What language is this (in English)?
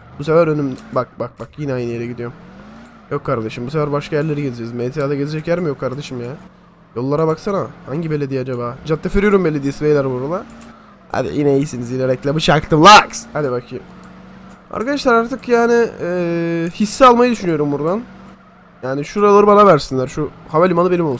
Turkish